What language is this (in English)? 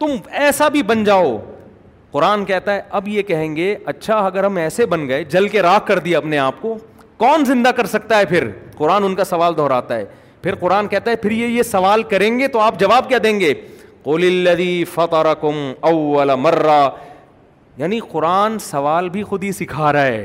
Urdu